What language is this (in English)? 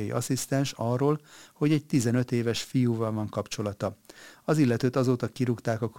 Hungarian